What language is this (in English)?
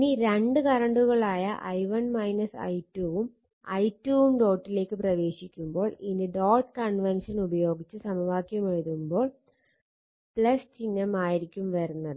Malayalam